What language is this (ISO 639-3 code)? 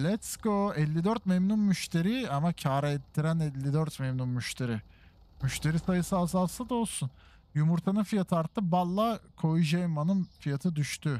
tur